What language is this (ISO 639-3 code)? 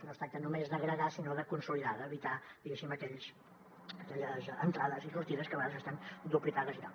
cat